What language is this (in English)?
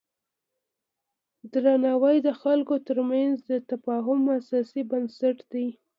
Pashto